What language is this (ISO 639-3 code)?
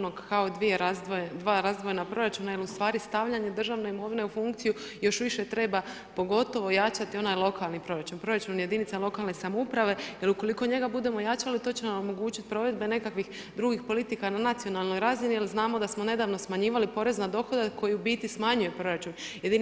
hrv